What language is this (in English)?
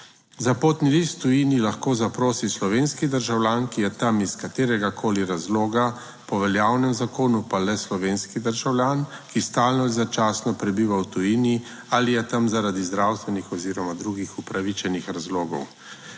Slovenian